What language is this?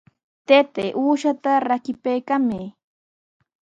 Sihuas Ancash Quechua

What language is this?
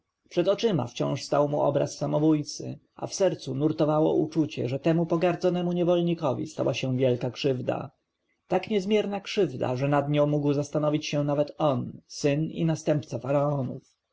Polish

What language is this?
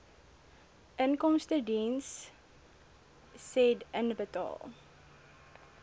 Afrikaans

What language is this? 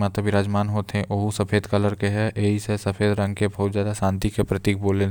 Korwa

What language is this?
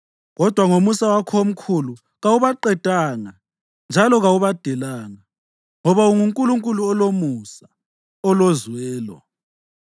North Ndebele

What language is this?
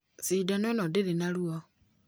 Kikuyu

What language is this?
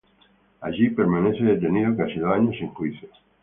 Spanish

